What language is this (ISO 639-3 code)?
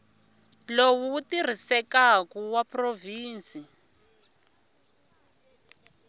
tso